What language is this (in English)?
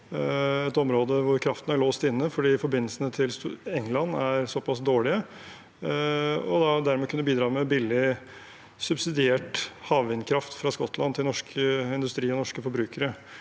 Norwegian